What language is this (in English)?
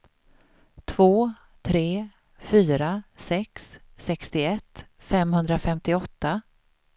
Swedish